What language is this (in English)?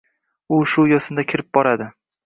Uzbek